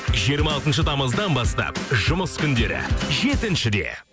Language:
Kazakh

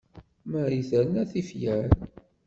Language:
Kabyle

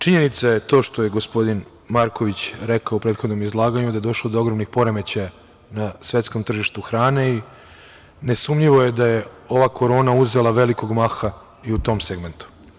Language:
Serbian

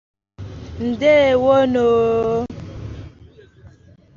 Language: Igbo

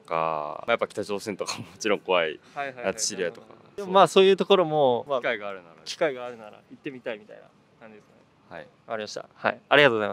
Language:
Japanese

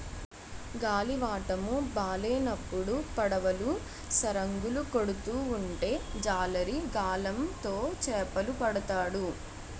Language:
Telugu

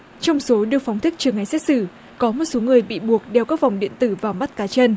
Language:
Vietnamese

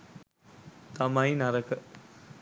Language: Sinhala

